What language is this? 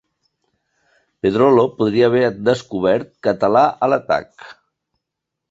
Catalan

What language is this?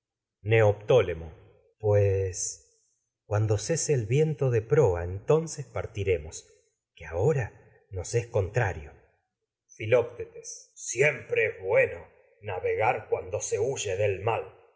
Spanish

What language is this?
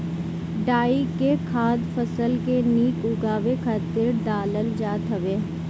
Bhojpuri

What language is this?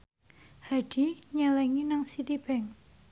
Javanese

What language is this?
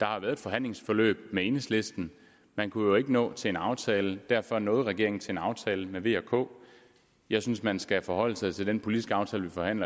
Danish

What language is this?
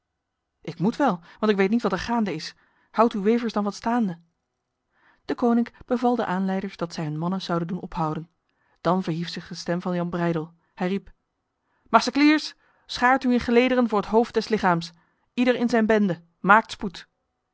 Dutch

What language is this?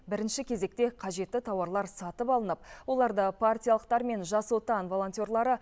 Kazakh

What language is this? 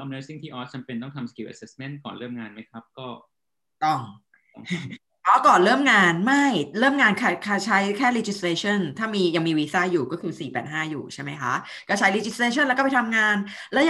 Thai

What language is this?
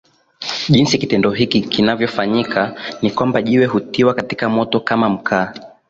Swahili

